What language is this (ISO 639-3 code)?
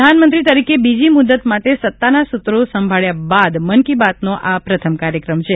guj